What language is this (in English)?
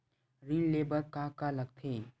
Chhattisgarhi